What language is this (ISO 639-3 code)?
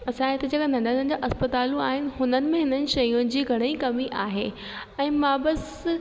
snd